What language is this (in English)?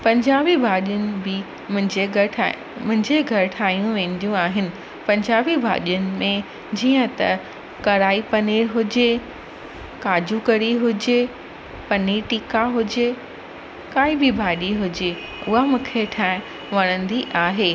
Sindhi